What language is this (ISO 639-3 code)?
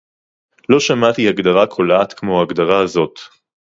heb